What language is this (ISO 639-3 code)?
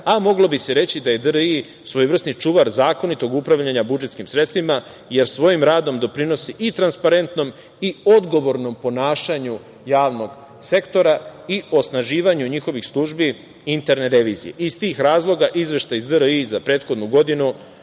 srp